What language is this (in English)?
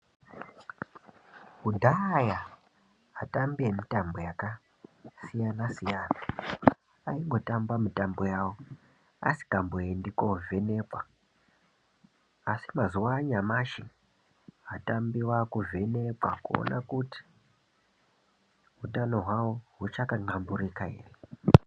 Ndau